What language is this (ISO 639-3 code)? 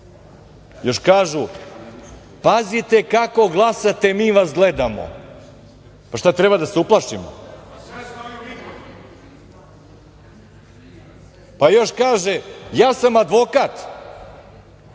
srp